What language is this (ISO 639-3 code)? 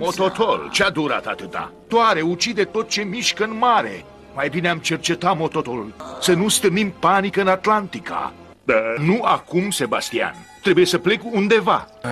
ron